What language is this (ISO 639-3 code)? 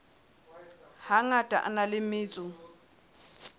sot